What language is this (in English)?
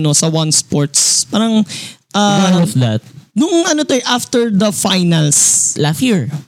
Filipino